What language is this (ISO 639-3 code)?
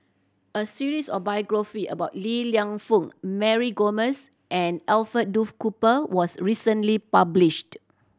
eng